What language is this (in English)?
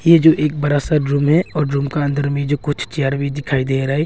Hindi